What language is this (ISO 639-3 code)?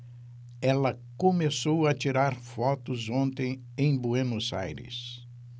por